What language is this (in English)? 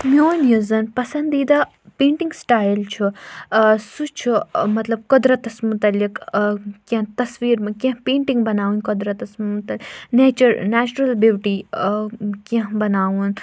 Kashmiri